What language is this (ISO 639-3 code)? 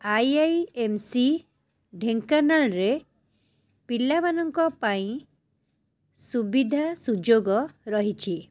ori